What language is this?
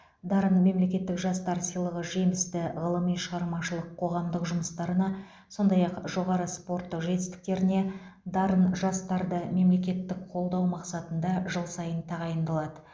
Kazakh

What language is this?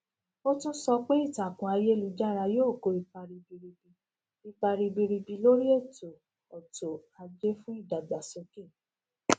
Yoruba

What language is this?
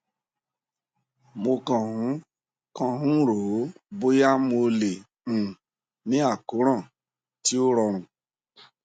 Yoruba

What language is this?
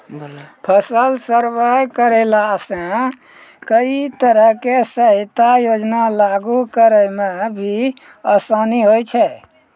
Maithili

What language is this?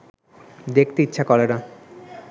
Bangla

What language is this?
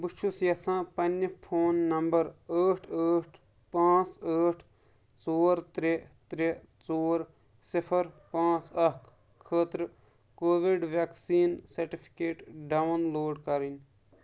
Kashmiri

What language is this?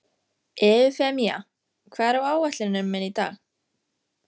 Icelandic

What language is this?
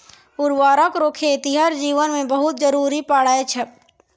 Maithili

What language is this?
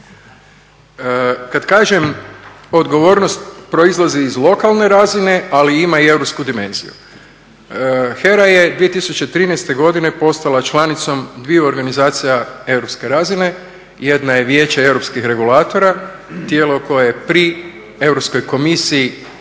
Croatian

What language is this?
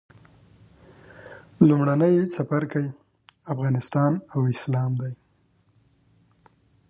Pashto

